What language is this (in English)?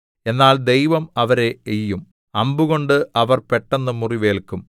Malayalam